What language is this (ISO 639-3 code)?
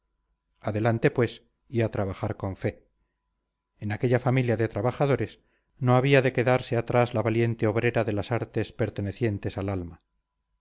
spa